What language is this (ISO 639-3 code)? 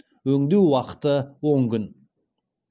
kaz